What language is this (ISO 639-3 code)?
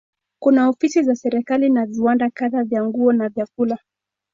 swa